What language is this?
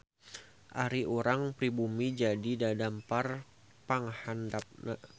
Sundanese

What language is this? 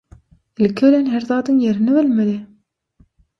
Turkmen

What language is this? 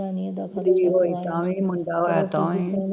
Punjabi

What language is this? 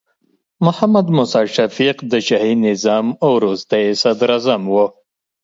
Pashto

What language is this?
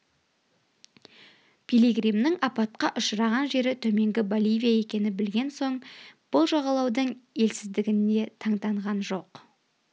Kazakh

